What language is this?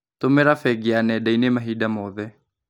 Kikuyu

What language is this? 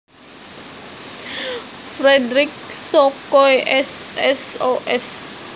Javanese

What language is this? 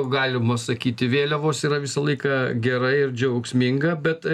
Lithuanian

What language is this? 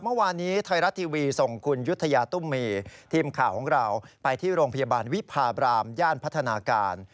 Thai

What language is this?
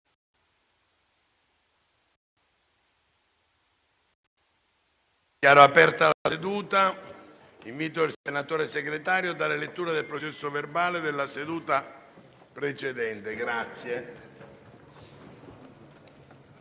Italian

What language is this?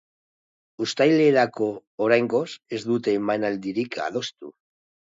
Basque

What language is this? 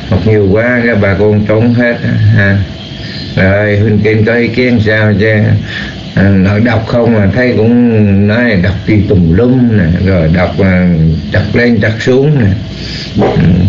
Vietnamese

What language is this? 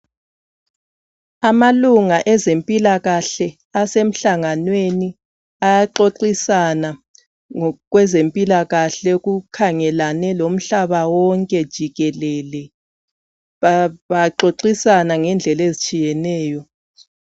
North Ndebele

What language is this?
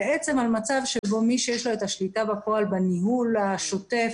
Hebrew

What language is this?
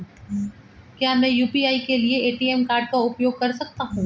Hindi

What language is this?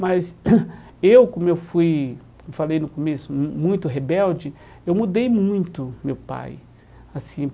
Portuguese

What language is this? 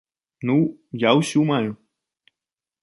Belarusian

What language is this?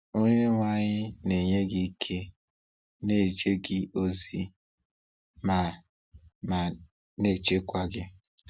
Igbo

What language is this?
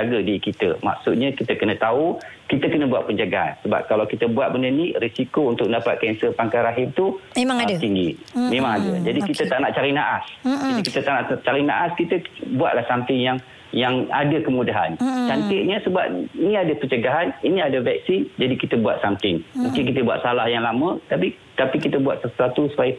Malay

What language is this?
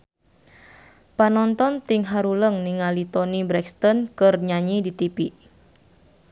Sundanese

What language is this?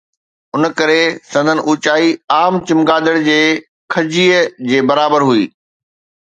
Sindhi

